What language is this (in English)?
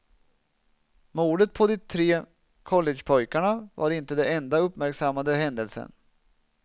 Swedish